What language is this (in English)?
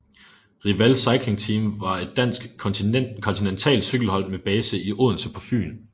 Danish